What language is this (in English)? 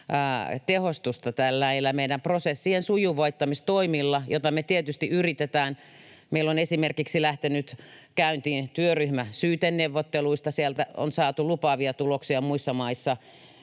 Finnish